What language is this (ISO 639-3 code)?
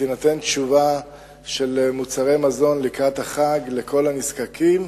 heb